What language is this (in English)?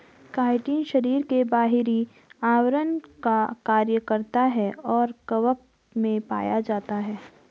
Hindi